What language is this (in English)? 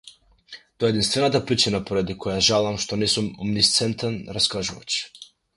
Macedonian